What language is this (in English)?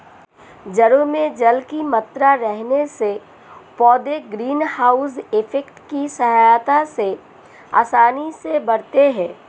Hindi